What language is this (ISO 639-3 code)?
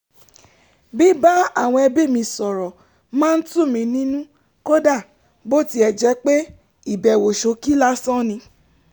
yor